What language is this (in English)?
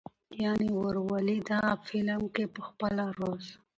Pashto